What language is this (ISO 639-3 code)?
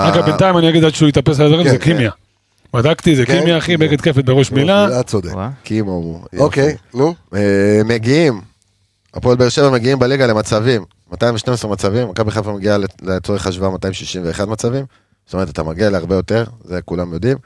heb